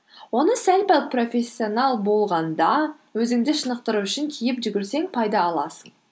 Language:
Kazakh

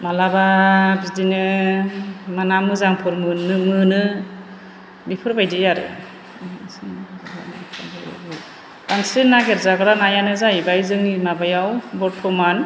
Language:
Bodo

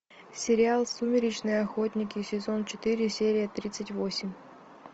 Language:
Russian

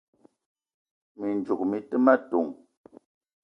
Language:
Eton (Cameroon)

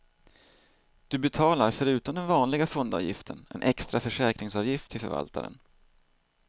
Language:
Swedish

